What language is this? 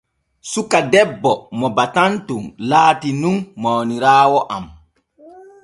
Borgu Fulfulde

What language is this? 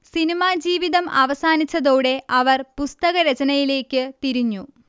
Malayalam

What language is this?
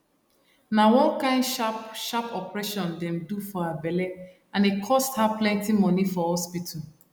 Nigerian Pidgin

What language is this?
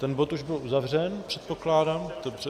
Czech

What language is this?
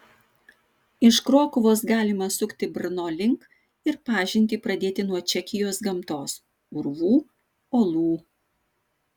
Lithuanian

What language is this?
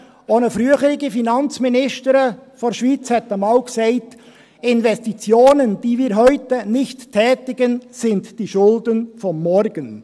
Swiss German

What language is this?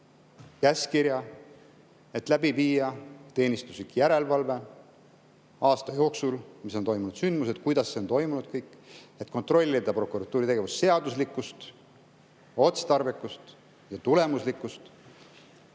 Estonian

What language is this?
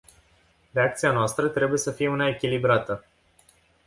Romanian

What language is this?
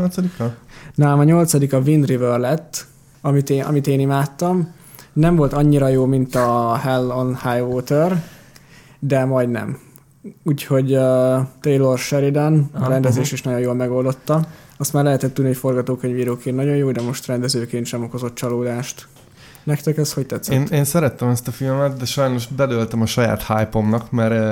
Hungarian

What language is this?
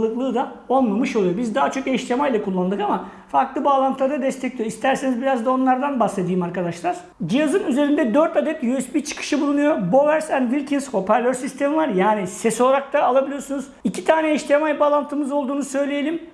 Turkish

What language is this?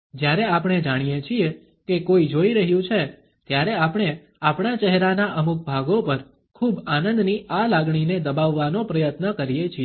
Gujarati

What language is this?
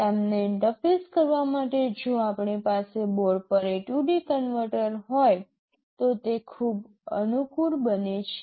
Gujarati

